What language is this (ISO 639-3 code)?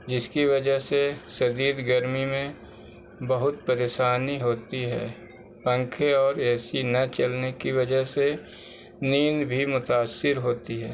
urd